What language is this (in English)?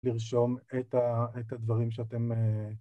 Hebrew